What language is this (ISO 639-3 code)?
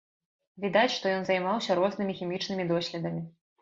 bel